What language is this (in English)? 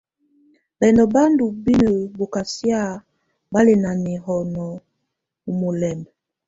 Tunen